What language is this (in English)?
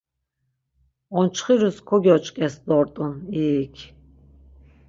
Laz